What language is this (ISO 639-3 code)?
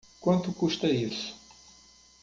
por